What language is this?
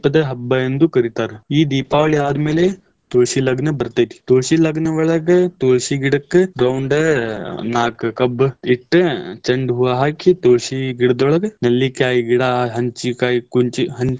Kannada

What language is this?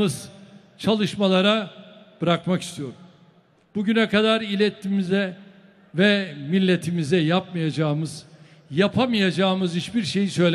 Turkish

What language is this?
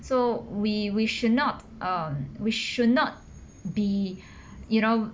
English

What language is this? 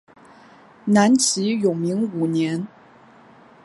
Chinese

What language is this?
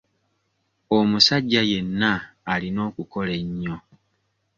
Ganda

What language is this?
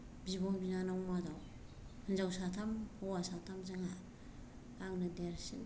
Bodo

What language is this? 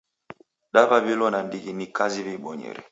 Taita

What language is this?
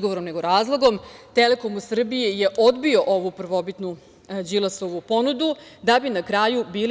Serbian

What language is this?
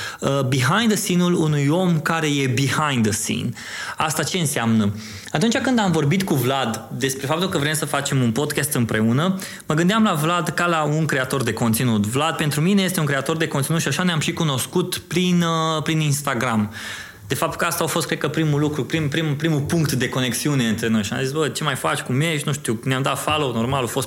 Romanian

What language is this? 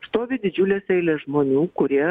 Lithuanian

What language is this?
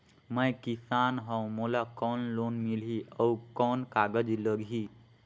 Chhattisgarhi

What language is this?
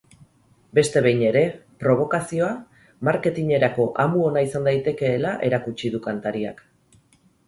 Basque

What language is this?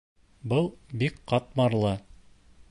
Bashkir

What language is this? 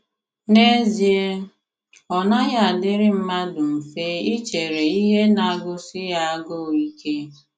Igbo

